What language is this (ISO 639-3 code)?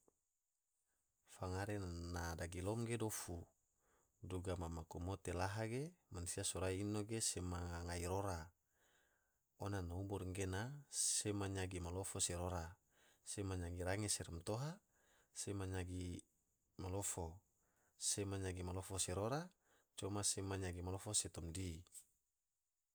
tvo